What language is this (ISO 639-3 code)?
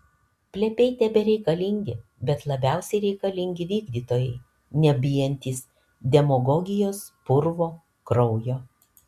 lit